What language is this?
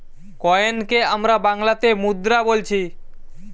Bangla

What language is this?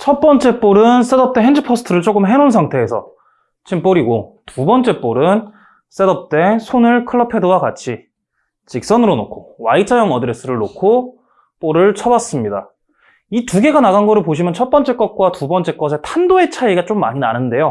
Korean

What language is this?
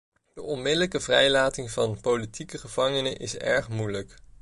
Dutch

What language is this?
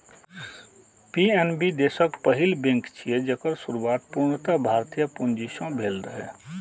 Maithili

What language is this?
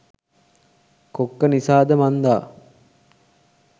Sinhala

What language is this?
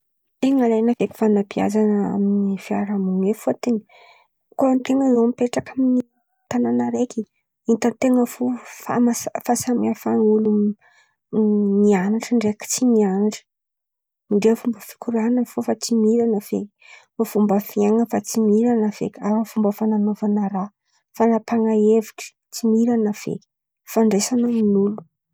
Antankarana Malagasy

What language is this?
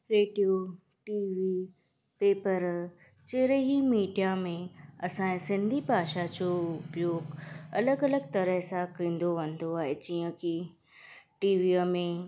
Sindhi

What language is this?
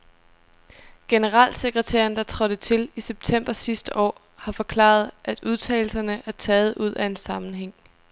Danish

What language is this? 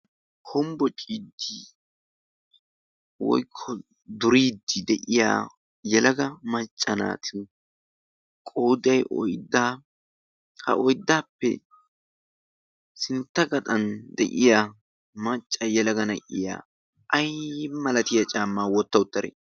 Wolaytta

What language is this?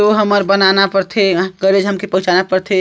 Chhattisgarhi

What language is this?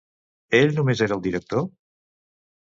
Catalan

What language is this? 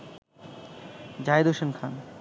Bangla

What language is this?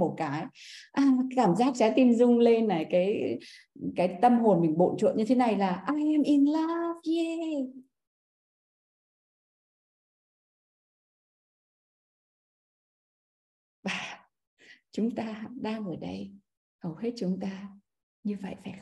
Vietnamese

